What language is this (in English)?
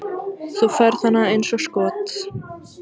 Icelandic